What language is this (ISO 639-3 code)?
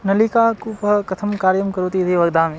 san